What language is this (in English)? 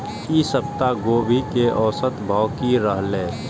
Maithili